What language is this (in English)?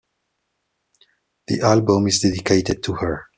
English